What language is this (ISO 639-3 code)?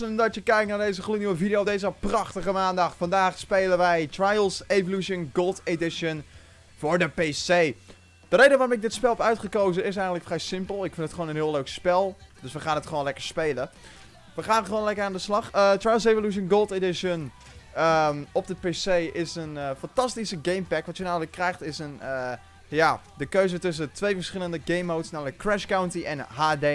nld